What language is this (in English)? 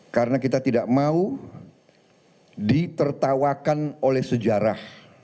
Indonesian